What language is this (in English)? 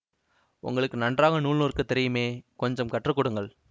Tamil